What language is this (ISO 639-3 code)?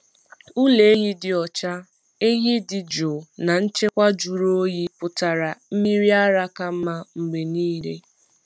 ibo